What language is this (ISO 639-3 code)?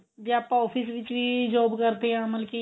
pan